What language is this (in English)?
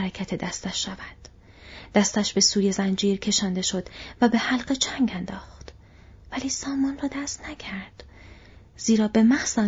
Persian